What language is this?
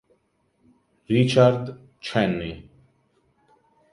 Italian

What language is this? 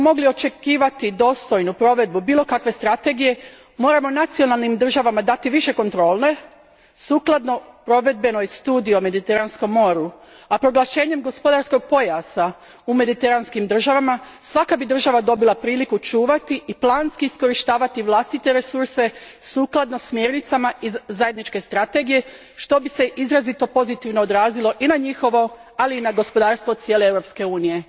Croatian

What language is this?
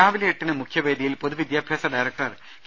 Malayalam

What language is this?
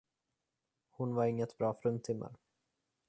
Swedish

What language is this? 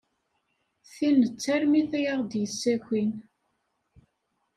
Kabyle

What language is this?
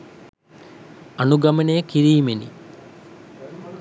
Sinhala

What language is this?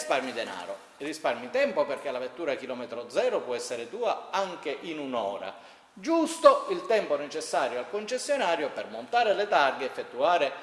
Italian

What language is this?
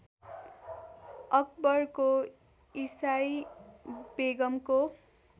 Nepali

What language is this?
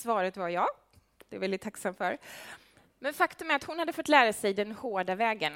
Swedish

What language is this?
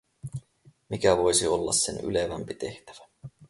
Finnish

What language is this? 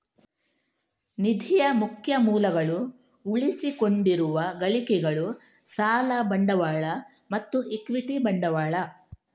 Kannada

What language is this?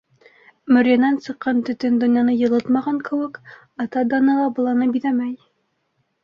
Bashkir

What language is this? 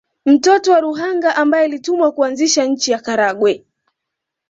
Swahili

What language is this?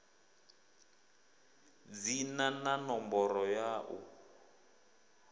Venda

